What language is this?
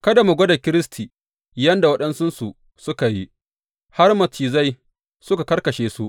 Hausa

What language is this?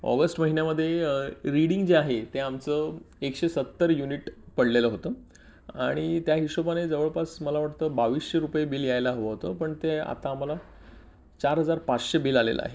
Marathi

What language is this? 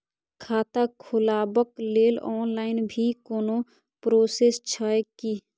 Maithili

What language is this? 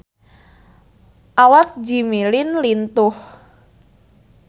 Sundanese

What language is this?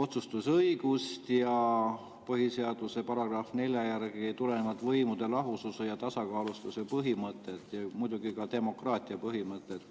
Estonian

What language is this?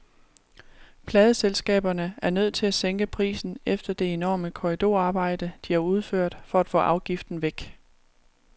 Danish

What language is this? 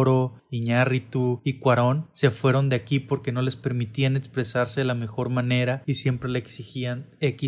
Spanish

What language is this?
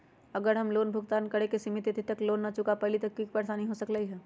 Magahi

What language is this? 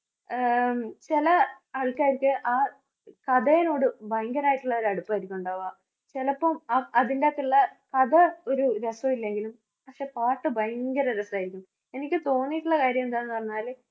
Malayalam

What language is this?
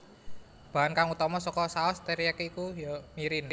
Javanese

